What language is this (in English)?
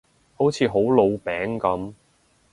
Cantonese